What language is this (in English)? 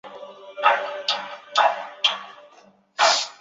Chinese